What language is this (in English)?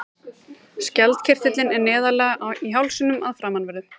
Icelandic